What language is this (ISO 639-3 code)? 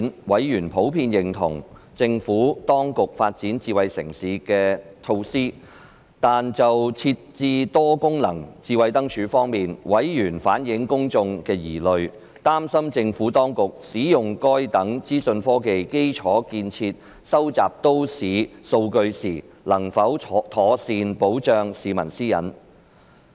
yue